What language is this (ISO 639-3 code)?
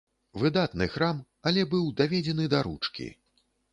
bel